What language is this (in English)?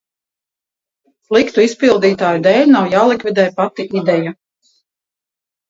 Latvian